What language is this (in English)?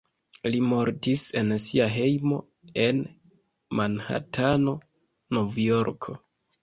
Esperanto